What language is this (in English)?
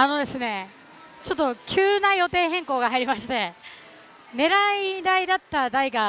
Japanese